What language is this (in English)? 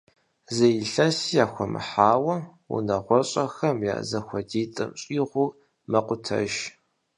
Kabardian